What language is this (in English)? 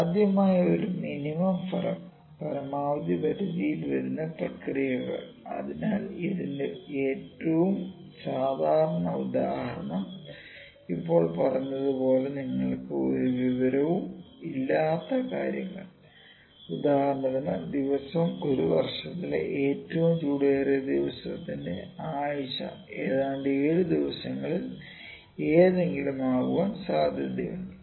Malayalam